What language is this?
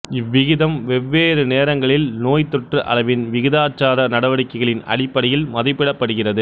Tamil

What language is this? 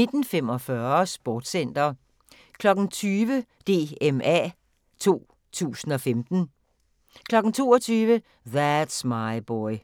Danish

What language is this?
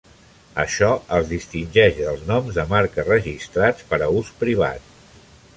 Catalan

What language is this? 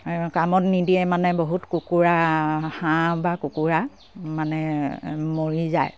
Assamese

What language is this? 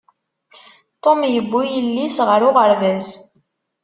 Kabyle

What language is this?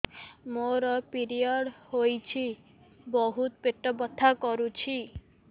Odia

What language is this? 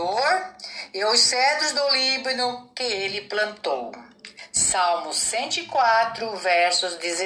Portuguese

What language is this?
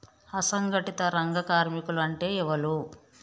Telugu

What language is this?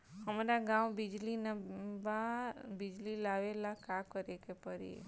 Bhojpuri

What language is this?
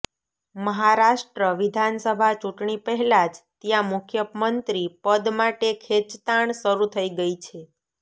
Gujarati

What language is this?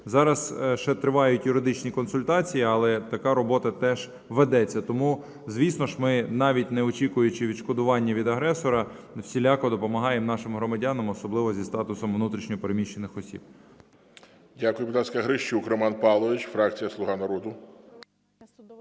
Ukrainian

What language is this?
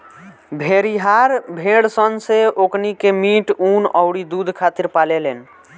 Bhojpuri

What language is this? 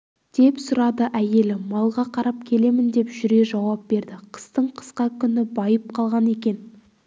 Kazakh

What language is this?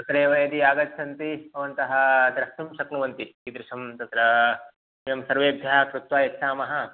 Sanskrit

